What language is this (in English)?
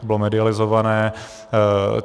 Czech